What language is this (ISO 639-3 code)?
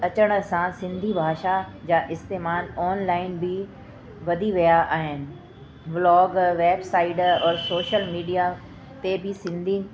snd